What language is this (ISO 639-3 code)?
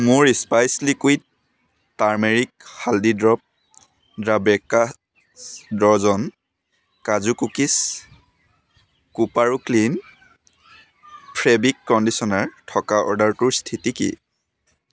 asm